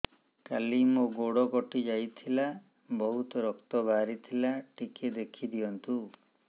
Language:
Odia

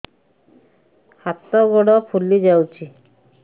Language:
Odia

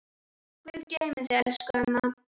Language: Icelandic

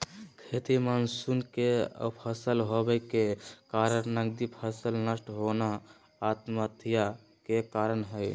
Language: Magahi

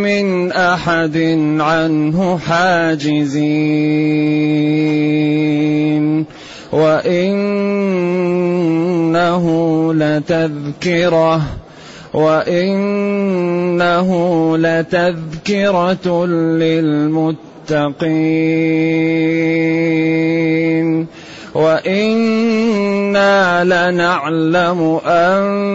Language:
Arabic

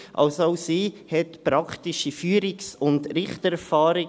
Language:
Swiss German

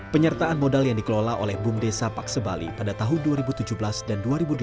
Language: Indonesian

